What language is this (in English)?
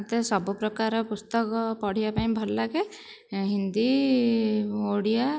Odia